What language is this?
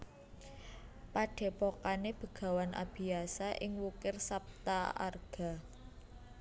Javanese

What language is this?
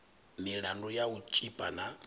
Venda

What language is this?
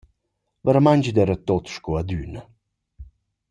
Romansh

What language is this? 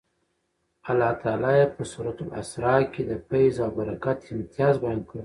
Pashto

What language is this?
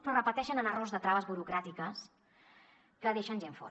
Catalan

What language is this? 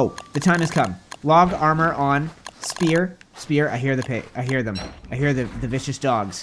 English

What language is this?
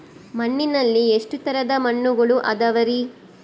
Kannada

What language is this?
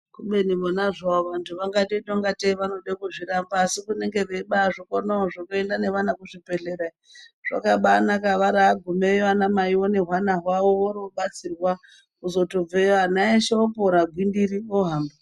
Ndau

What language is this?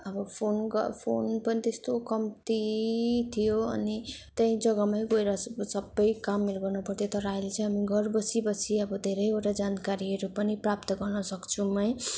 Nepali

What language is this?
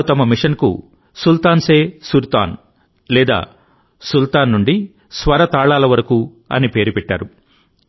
Telugu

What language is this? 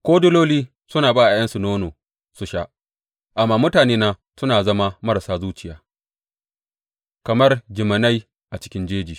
Hausa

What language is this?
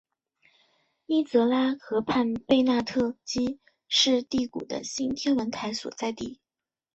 Chinese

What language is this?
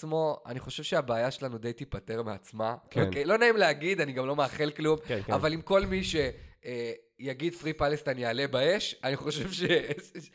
Hebrew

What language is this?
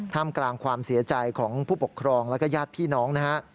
Thai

